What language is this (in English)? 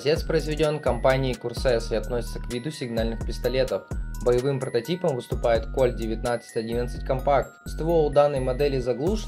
Russian